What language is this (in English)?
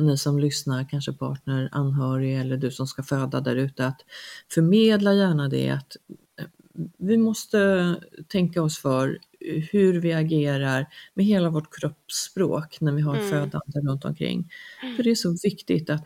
Swedish